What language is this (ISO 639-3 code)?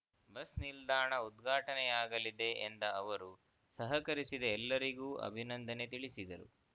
kan